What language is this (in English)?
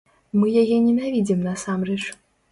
Belarusian